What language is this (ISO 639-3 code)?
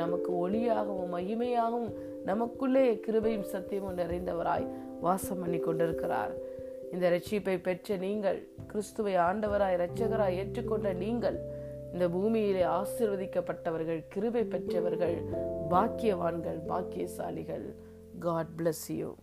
tam